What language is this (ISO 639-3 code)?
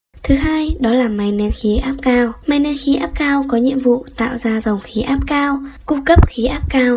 vie